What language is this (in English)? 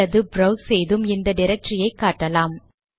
Tamil